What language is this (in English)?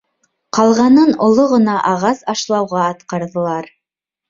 Bashkir